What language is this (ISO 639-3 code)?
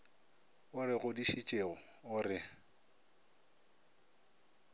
nso